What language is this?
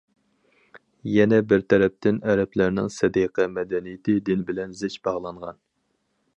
Uyghur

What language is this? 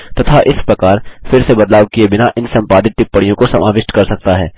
Hindi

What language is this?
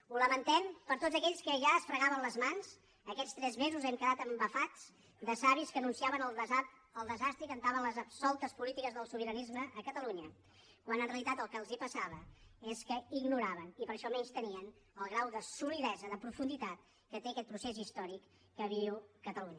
Catalan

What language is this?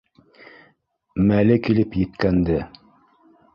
Bashkir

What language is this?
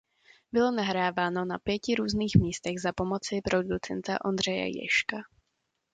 Czech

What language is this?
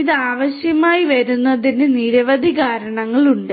Malayalam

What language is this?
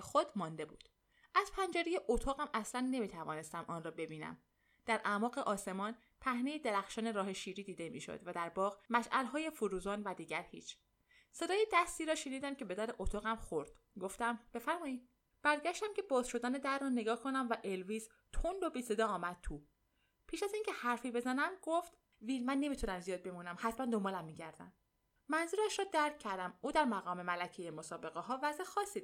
Persian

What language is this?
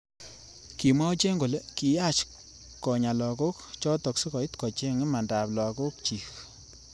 Kalenjin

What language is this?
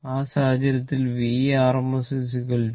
Malayalam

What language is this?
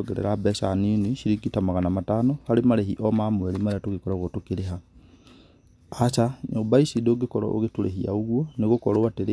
Kikuyu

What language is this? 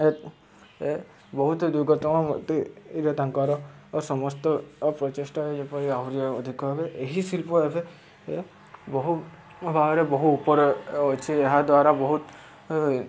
Odia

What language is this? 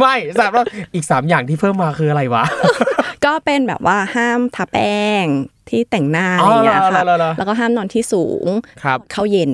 Thai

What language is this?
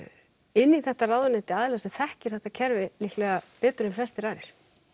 Icelandic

